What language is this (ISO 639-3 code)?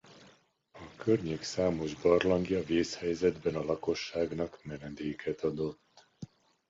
hun